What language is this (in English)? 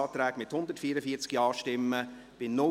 Swiss German